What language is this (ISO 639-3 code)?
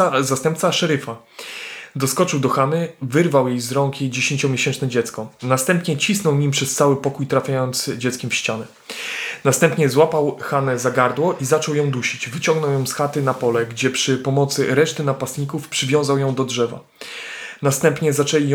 pol